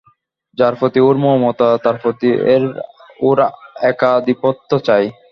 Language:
Bangla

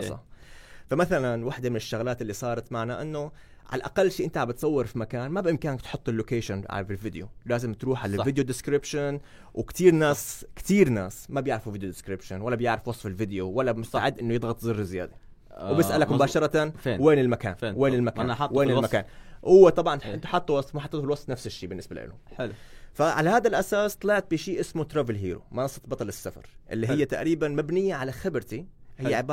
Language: Arabic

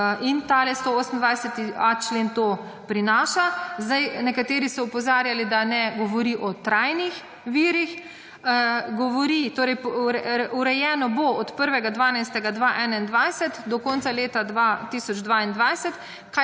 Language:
Slovenian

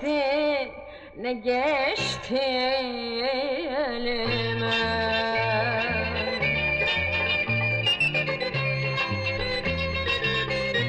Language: Turkish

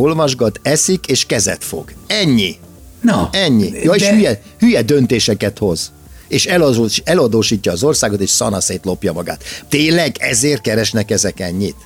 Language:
Hungarian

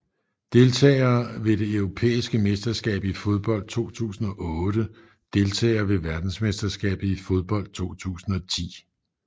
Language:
Danish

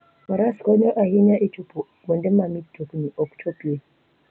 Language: Luo (Kenya and Tanzania)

